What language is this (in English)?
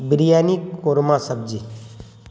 Urdu